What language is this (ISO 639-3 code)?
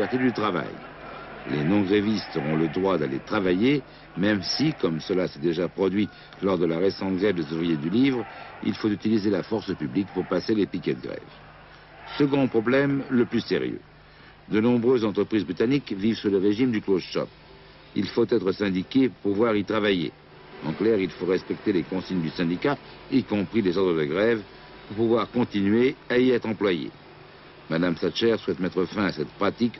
fra